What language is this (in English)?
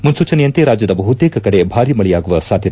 Kannada